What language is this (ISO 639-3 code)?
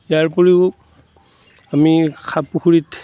asm